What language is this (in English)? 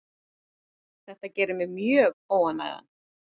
Icelandic